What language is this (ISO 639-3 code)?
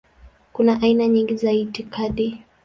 swa